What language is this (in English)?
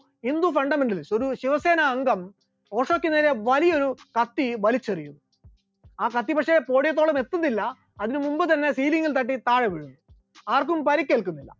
Malayalam